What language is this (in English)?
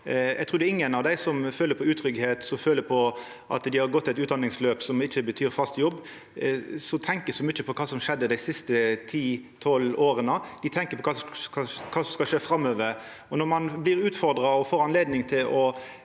Norwegian